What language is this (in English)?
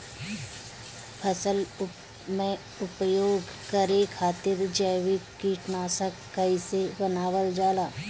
Bhojpuri